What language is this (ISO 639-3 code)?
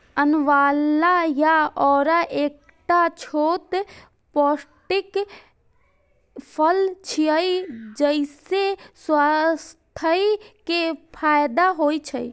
mai